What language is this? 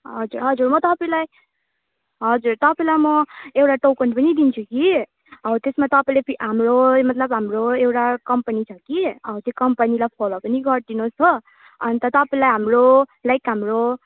Nepali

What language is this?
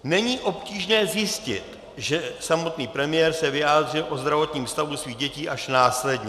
Czech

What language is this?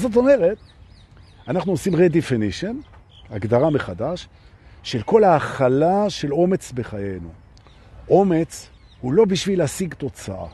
Hebrew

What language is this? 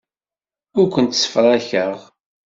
Kabyle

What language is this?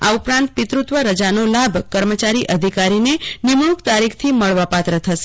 Gujarati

